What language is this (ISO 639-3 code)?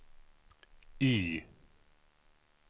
swe